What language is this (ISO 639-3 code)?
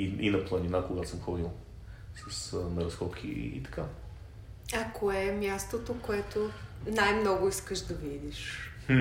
bul